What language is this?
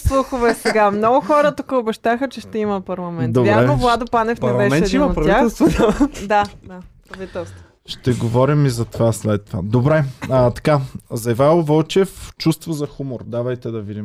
Bulgarian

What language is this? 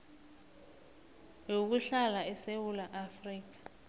South Ndebele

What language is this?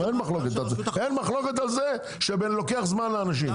Hebrew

